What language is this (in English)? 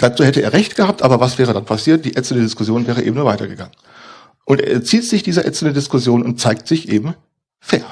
German